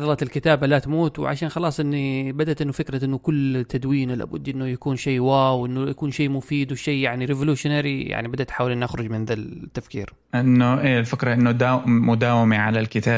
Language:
Arabic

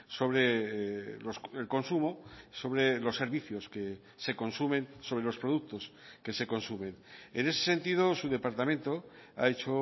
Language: Spanish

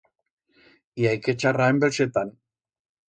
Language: Aragonese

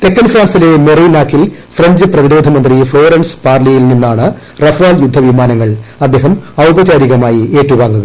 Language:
Malayalam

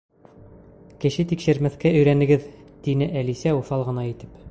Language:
Bashkir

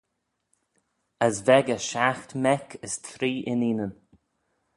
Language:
Manx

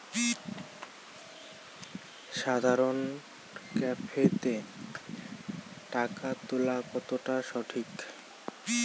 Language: Bangla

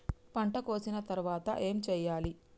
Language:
Telugu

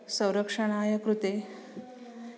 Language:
Sanskrit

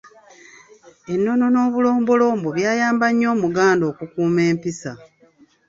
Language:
Ganda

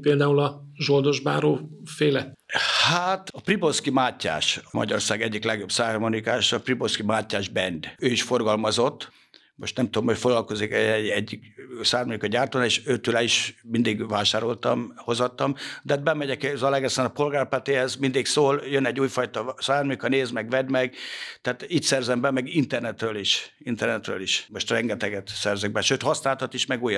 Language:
Hungarian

